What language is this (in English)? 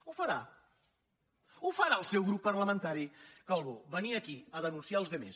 Catalan